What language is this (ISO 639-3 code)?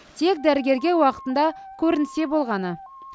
kaz